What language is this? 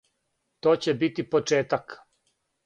Serbian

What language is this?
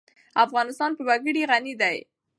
Pashto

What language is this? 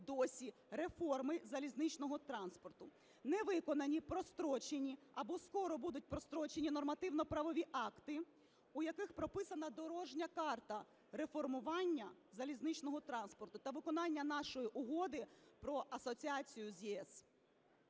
Ukrainian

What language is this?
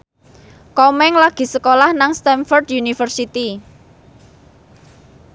Javanese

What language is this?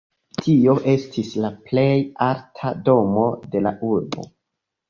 Esperanto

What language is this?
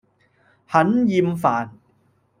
Cantonese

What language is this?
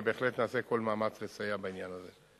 Hebrew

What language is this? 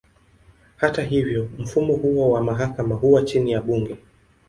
Swahili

